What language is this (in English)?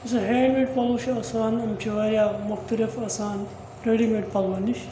Kashmiri